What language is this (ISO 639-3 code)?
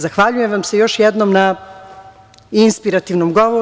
srp